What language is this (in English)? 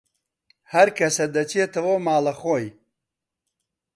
Central Kurdish